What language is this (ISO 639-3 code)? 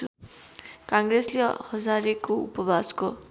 nep